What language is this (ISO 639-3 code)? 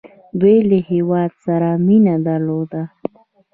pus